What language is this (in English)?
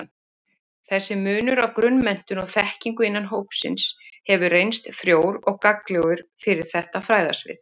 Icelandic